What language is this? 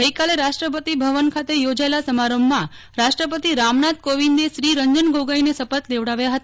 Gujarati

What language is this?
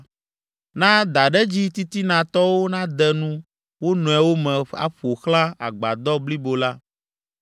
Ewe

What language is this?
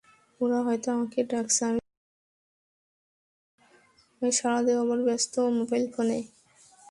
Bangla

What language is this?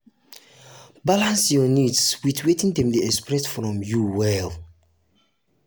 Nigerian Pidgin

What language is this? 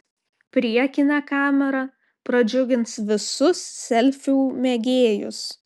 Lithuanian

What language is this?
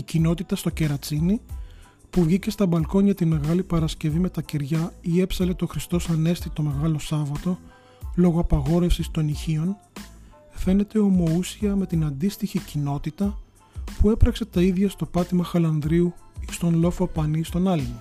Greek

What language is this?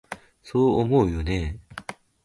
Japanese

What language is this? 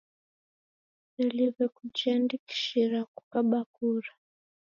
Taita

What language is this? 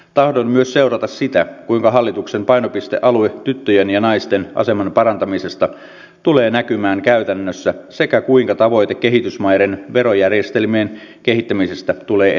Finnish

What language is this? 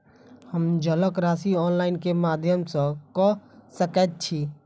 Maithili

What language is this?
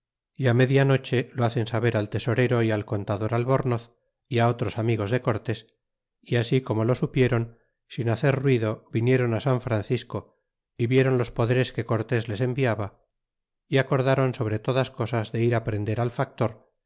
Spanish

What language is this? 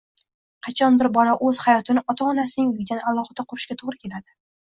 Uzbek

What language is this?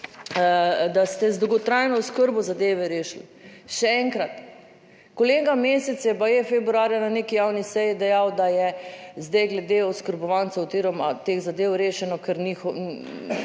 Slovenian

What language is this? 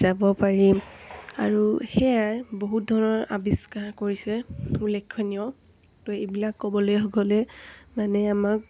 Assamese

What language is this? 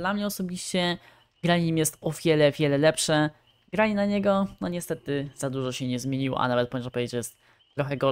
Polish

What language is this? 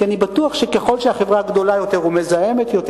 Hebrew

